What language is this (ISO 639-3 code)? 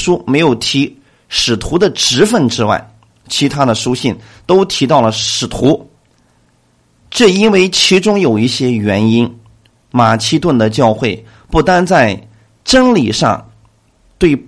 zho